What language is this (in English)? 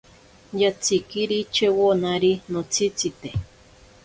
Ashéninka Perené